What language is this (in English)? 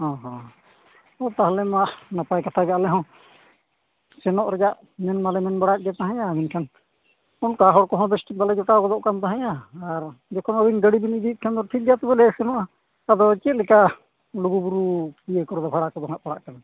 Santali